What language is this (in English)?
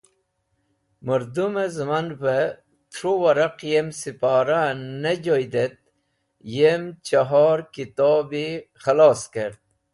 Wakhi